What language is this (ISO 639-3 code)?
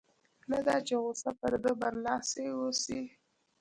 pus